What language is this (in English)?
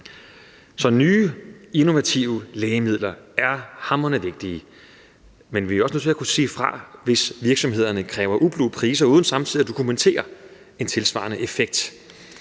Danish